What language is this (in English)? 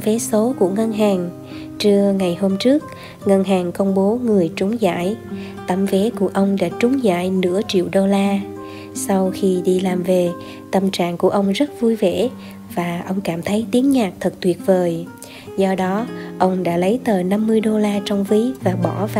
Vietnamese